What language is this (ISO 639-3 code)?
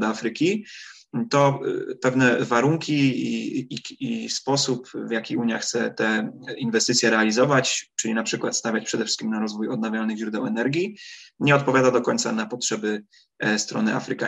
pol